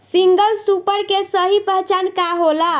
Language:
Bhojpuri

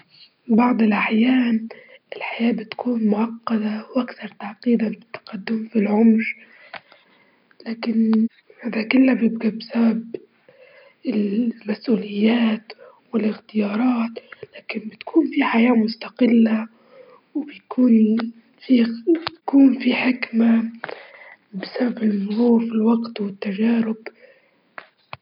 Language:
Libyan Arabic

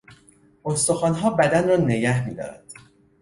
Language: Persian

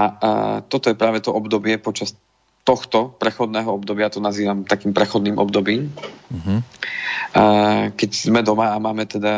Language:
Slovak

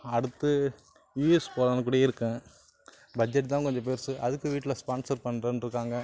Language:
Tamil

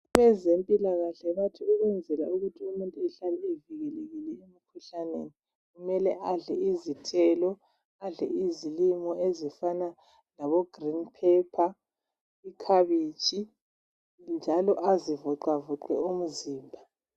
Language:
North Ndebele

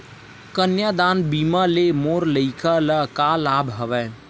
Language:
Chhattisgarhi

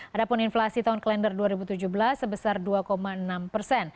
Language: Indonesian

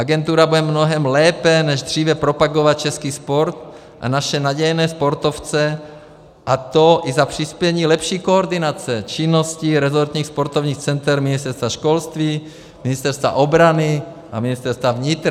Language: Czech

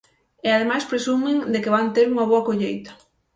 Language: Galician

